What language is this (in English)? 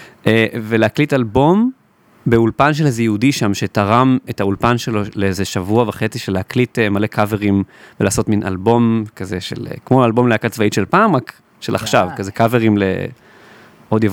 Hebrew